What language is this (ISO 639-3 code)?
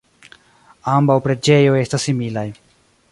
epo